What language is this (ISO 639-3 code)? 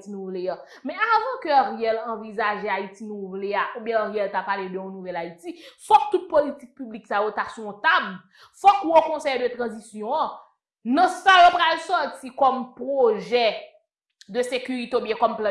fra